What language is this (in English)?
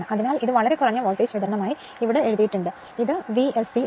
Malayalam